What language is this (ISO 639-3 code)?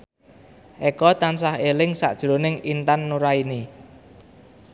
jav